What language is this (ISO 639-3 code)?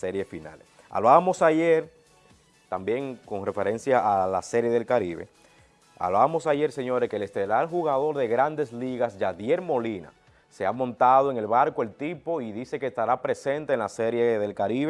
spa